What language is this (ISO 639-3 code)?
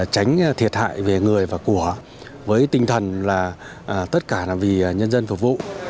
vie